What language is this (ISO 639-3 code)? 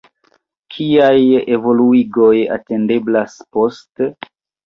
epo